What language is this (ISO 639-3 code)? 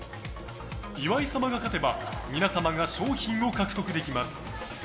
jpn